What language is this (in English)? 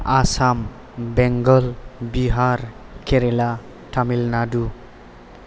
Bodo